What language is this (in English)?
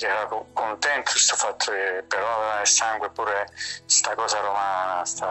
Italian